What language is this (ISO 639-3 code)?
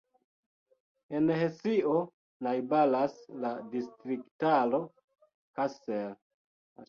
epo